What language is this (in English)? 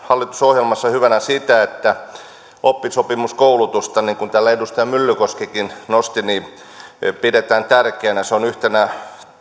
Finnish